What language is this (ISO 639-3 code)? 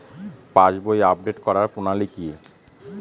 ben